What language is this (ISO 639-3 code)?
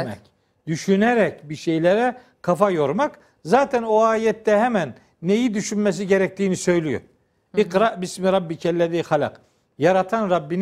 tur